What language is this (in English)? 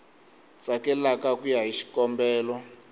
Tsonga